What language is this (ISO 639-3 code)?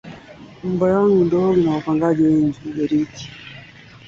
swa